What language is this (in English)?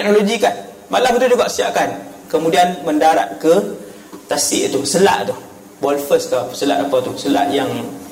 Malay